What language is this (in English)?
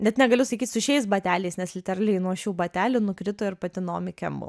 Lithuanian